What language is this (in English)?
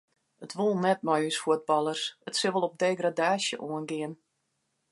Western Frisian